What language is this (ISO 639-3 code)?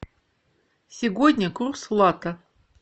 rus